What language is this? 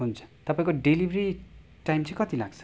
Nepali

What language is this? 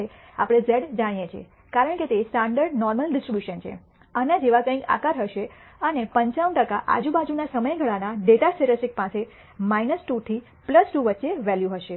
Gujarati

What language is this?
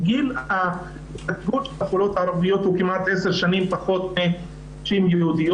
Hebrew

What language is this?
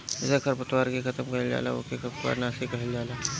Bhojpuri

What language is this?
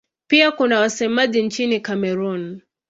Swahili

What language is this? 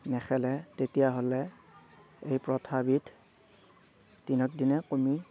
Assamese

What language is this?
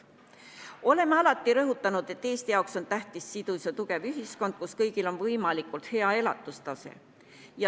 Estonian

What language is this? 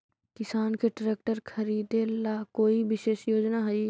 Magahi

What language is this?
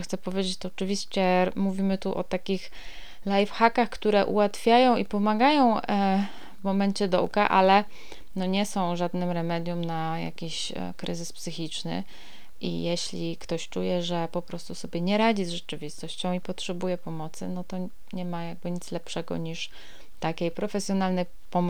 Polish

